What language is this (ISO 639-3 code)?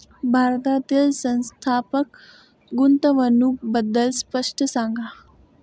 mar